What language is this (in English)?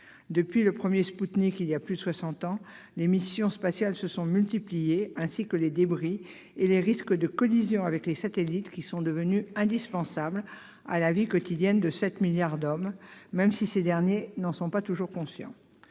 French